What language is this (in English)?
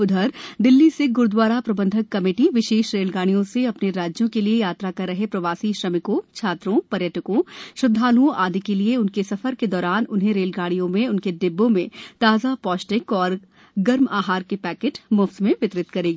Hindi